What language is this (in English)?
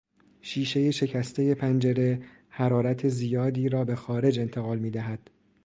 Persian